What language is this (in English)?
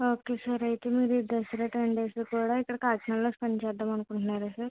Telugu